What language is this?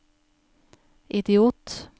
Norwegian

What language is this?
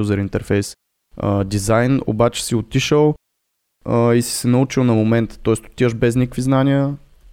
Bulgarian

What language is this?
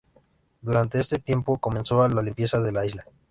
Spanish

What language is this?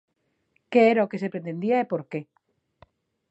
Galician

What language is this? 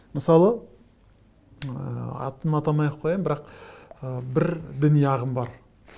Kazakh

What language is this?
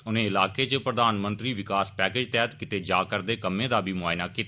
Dogri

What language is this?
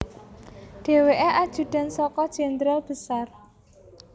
Javanese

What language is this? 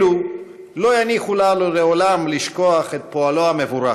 Hebrew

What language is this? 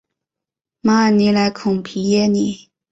Chinese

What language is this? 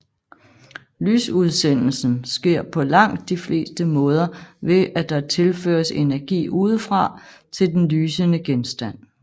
Danish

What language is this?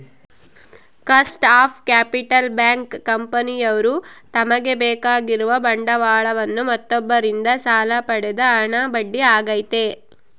Kannada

